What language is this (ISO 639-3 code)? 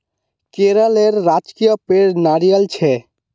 mag